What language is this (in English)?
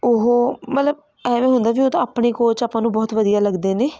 Punjabi